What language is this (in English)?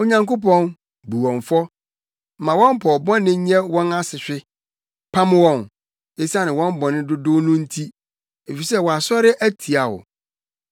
Akan